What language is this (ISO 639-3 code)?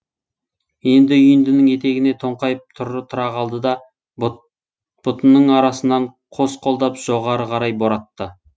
kaz